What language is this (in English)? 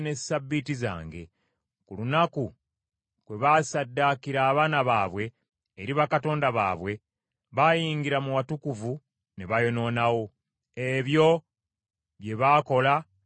Ganda